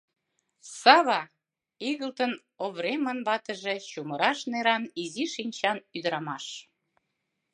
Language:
Mari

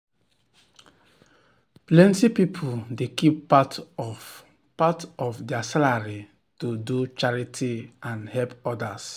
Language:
Nigerian Pidgin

